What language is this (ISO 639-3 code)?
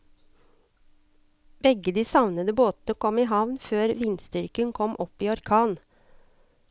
nor